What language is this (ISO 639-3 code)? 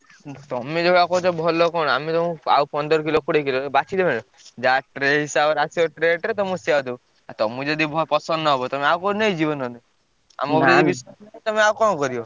ori